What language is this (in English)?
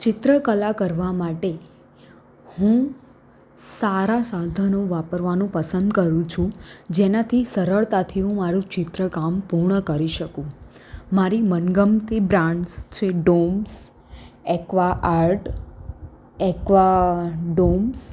Gujarati